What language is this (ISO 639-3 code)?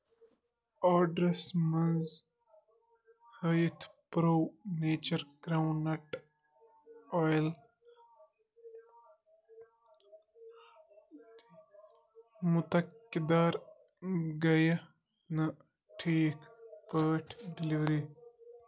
kas